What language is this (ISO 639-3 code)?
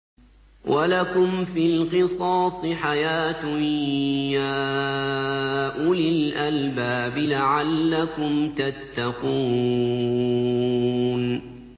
ara